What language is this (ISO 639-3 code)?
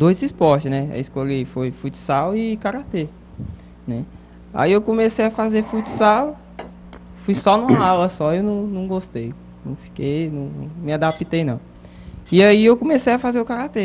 por